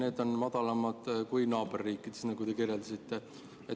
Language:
Estonian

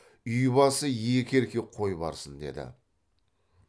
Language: Kazakh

